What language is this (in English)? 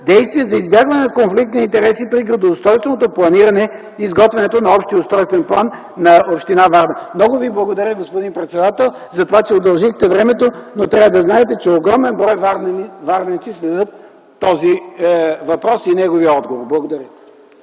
Bulgarian